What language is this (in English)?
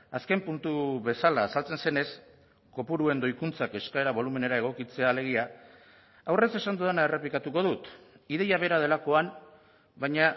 Basque